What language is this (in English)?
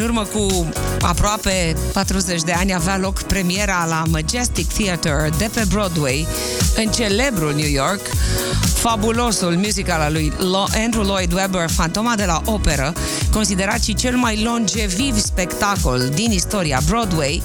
Romanian